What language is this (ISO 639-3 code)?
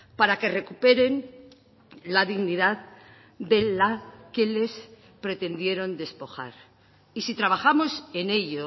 spa